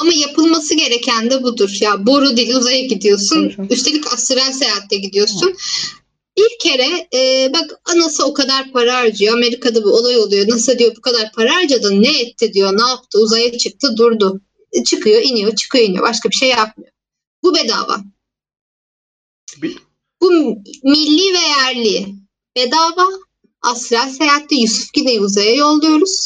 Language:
Turkish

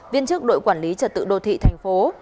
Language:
Vietnamese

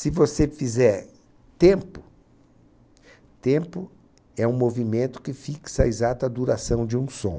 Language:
Portuguese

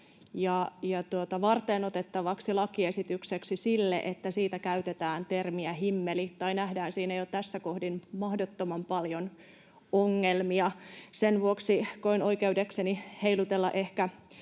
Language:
Finnish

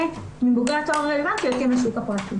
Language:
Hebrew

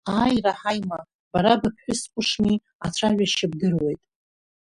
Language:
Abkhazian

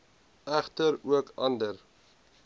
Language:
Afrikaans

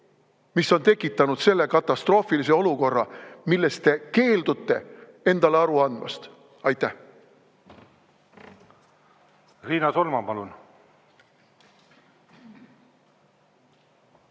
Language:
Estonian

